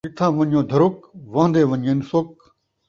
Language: Saraiki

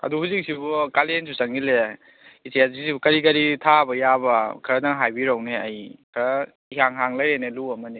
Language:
Manipuri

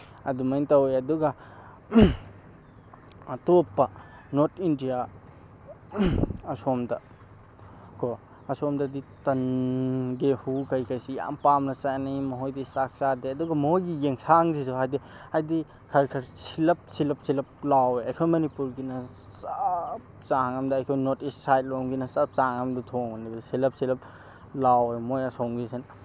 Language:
Manipuri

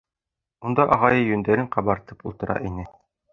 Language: Bashkir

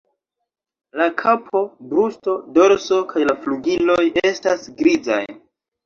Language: Esperanto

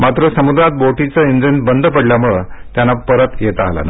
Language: Marathi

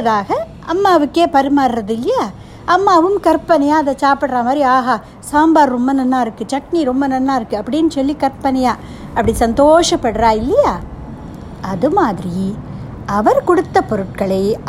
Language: Tamil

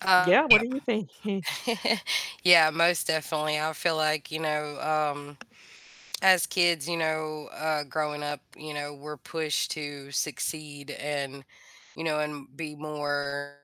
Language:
English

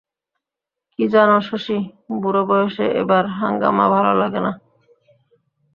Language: Bangla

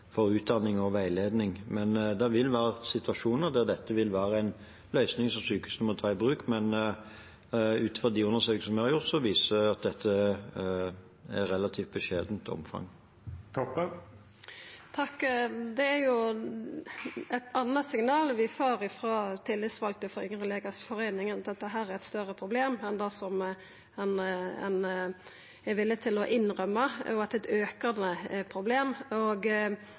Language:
Norwegian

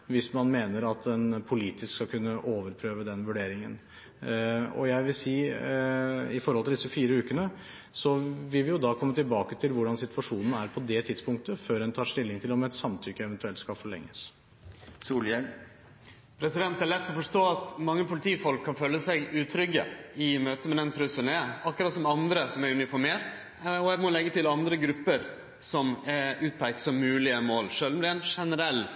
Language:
Norwegian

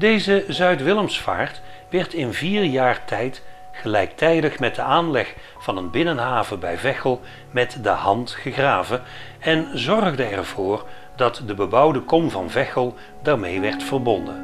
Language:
Dutch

